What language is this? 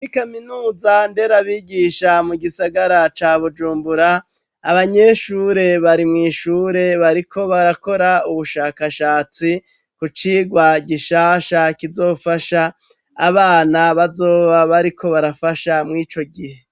Rundi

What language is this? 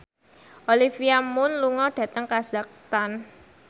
Javanese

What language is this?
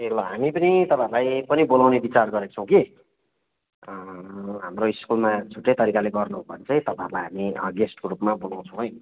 Nepali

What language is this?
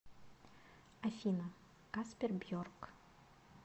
Russian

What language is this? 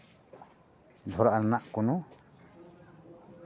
Santali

